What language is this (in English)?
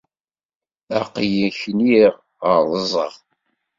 Kabyle